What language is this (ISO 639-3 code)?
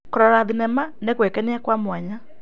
kik